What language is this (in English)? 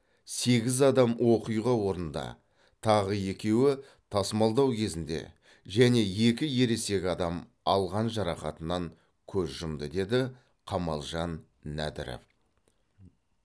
Kazakh